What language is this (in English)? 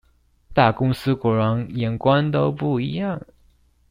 Chinese